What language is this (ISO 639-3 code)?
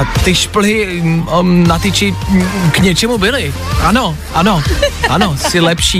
ces